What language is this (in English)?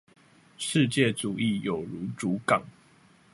Chinese